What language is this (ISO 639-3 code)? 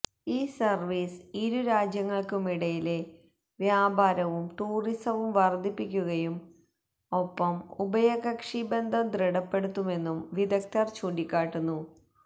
mal